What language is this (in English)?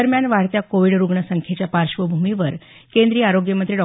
Marathi